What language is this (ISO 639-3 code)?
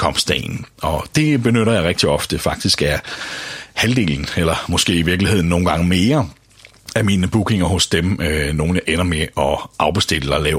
dan